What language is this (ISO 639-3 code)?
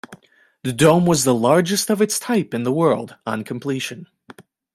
eng